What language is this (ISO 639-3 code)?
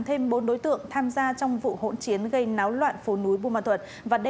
vie